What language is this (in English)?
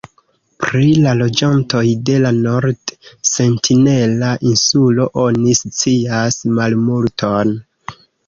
Esperanto